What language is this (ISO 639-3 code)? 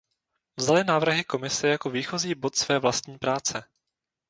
ces